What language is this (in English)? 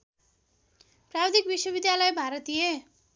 Nepali